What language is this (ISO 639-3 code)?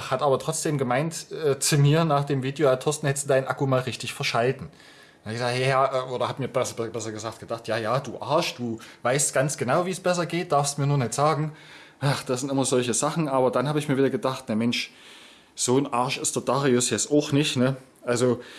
deu